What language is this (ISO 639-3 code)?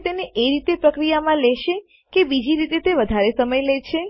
guj